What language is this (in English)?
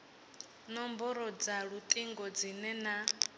Venda